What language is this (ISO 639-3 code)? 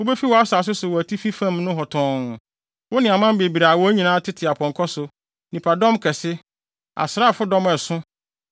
aka